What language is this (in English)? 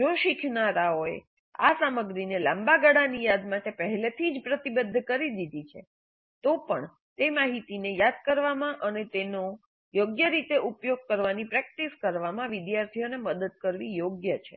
Gujarati